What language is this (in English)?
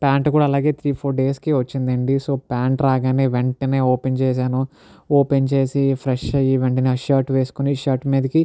Telugu